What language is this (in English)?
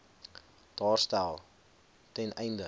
Afrikaans